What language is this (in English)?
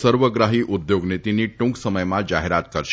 Gujarati